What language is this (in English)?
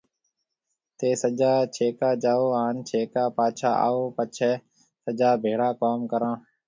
Marwari (Pakistan)